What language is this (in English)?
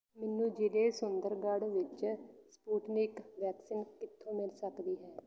Punjabi